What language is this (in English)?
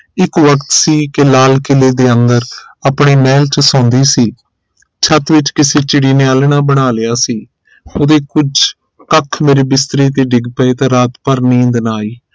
Punjabi